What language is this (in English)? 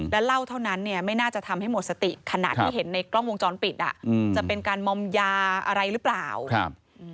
Thai